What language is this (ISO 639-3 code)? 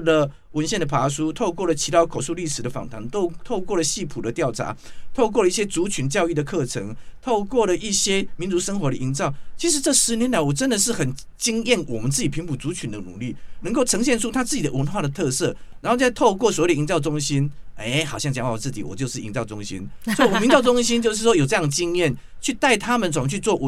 zho